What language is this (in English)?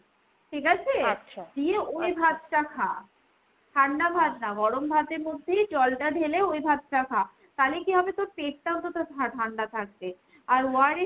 Bangla